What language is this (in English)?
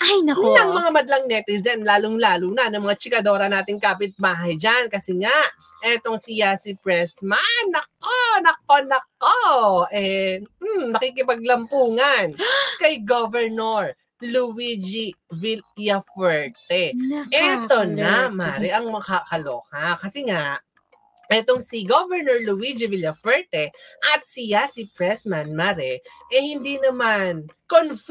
Filipino